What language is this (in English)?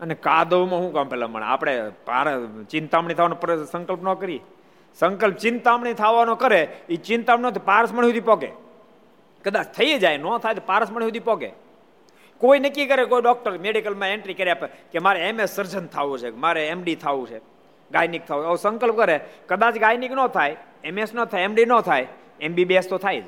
Gujarati